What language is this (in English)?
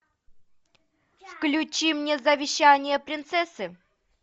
Russian